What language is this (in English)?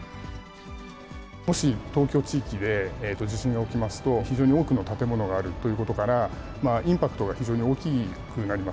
Japanese